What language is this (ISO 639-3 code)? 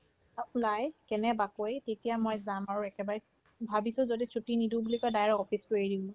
asm